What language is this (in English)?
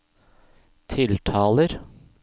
Norwegian